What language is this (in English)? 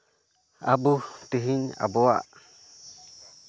Santali